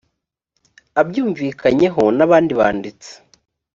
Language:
Kinyarwanda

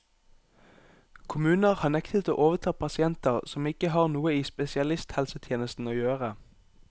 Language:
Norwegian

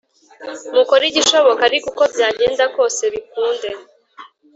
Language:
Kinyarwanda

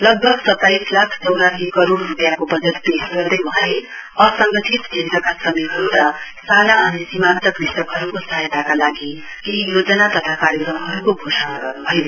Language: Nepali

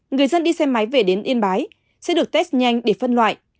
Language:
Vietnamese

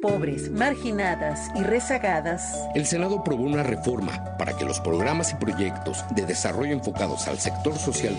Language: Spanish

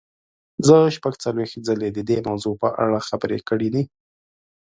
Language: Pashto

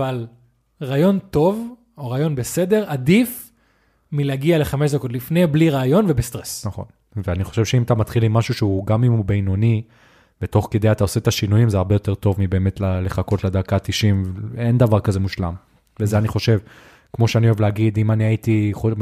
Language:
Hebrew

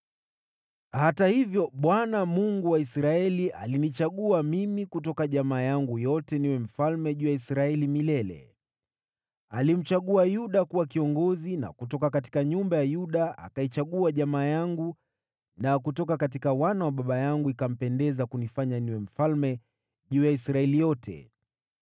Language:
Swahili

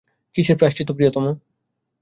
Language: Bangla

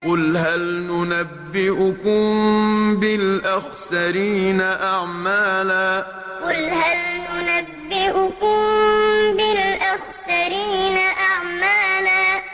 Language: Arabic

